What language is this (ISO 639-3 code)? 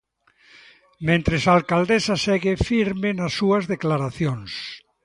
glg